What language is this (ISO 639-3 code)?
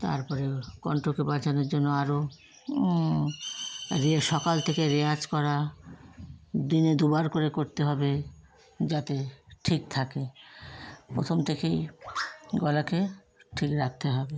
ben